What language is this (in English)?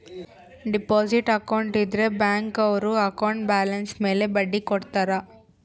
Kannada